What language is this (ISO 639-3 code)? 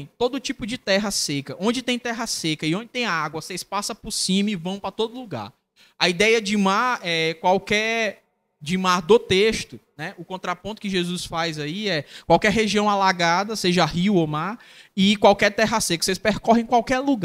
por